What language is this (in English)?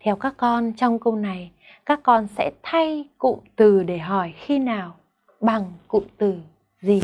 Vietnamese